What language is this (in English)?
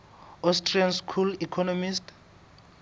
Southern Sotho